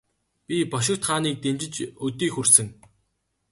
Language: Mongolian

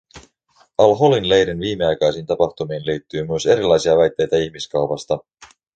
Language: Finnish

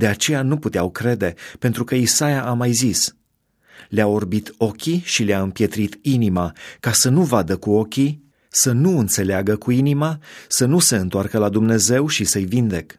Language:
Romanian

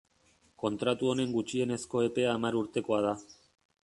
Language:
Basque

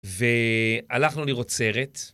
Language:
Hebrew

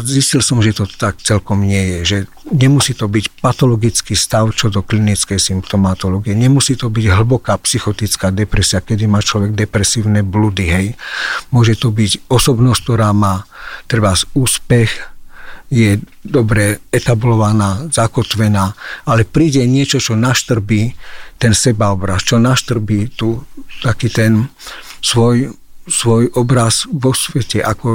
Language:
Slovak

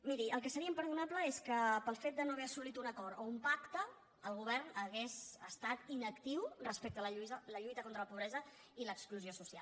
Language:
Catalan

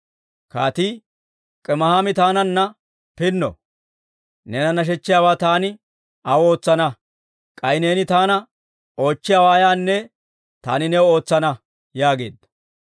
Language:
Dawro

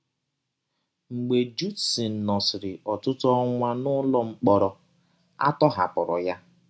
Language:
Igbo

